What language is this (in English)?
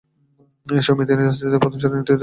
Bangla